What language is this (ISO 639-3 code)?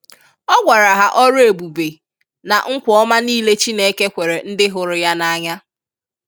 ibo